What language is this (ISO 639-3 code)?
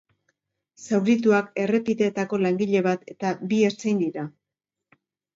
eus